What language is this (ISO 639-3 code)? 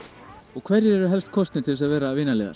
isl